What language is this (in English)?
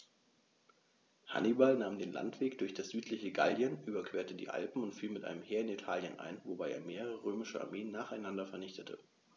German